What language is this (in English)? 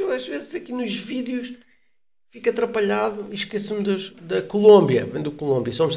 Portuguese